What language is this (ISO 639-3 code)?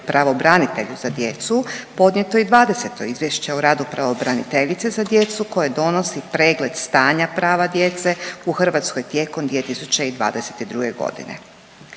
hrv